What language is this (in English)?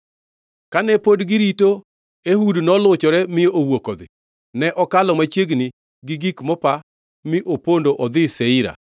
Luo (Kenya and Tanzania)